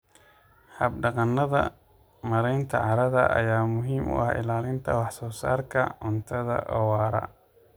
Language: Somali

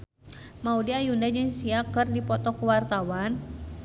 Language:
Sundanese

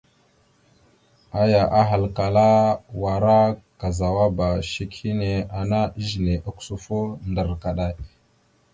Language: Mada (Cameroon)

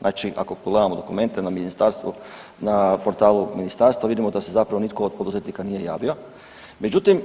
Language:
Croatian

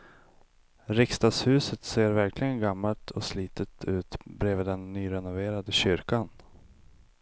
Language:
Swedish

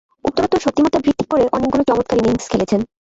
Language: Bangla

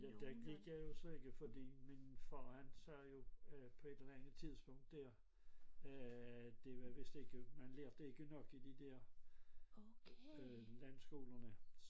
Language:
Danish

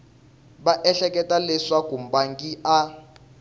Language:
Tsonga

